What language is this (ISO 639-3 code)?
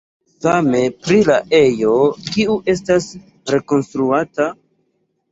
epo